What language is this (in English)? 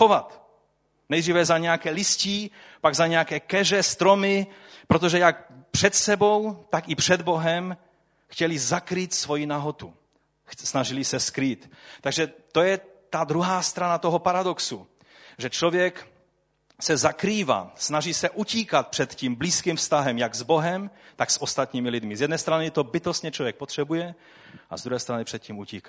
Czech